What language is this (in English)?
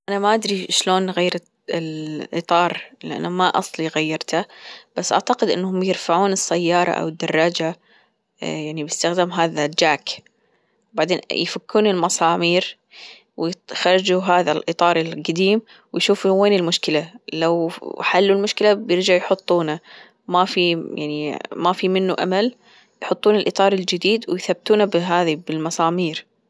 Gulf Arabic